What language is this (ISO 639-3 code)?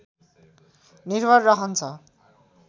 nep